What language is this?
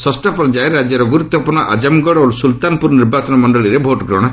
Odia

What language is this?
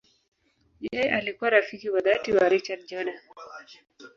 Swahili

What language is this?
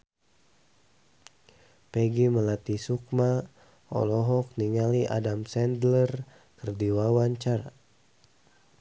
Sundanese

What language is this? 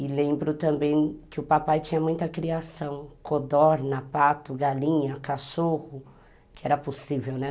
Portuguese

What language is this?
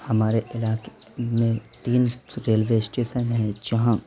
Urdu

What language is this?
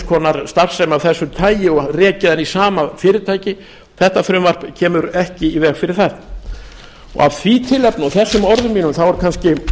Icelandic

